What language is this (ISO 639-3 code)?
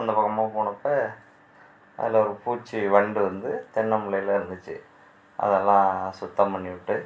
tam